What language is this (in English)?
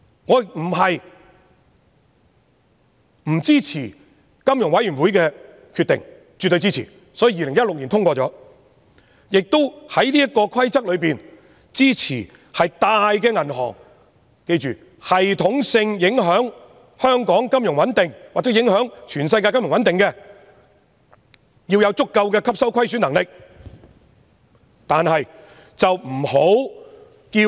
Cantonese